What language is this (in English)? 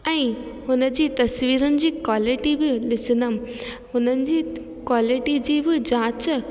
Sindhi